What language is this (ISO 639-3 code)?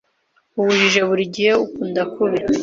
kin